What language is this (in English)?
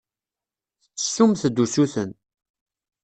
Kabyle